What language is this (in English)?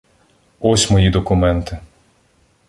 Ukrainian